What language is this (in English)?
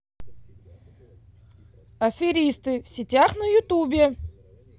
Russian